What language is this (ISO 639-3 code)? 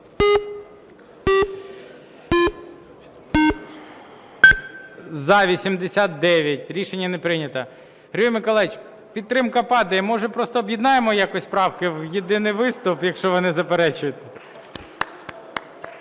ukr